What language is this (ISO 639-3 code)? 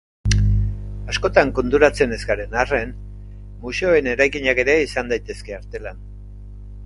eus